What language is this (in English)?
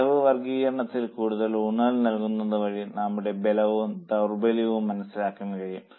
Malayalam